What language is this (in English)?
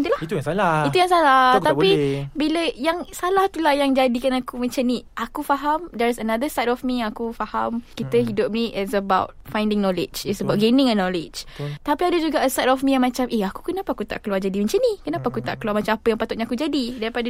Malay